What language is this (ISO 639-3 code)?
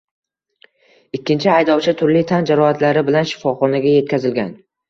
uzb